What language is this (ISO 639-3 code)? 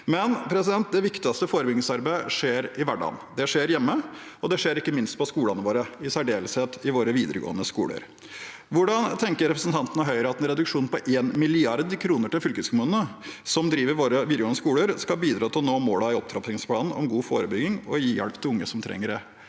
nor